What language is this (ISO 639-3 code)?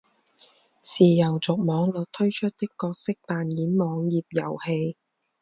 zho